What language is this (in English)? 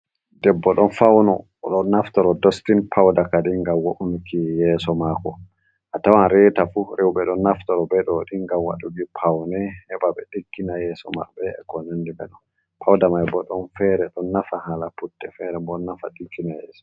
Fula